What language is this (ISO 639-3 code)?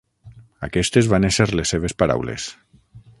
cat